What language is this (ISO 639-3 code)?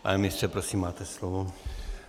ces